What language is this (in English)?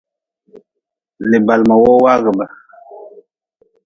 Nawdm